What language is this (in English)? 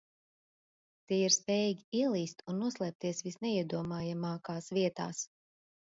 Latvian